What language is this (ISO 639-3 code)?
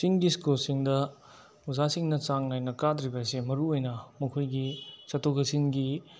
mni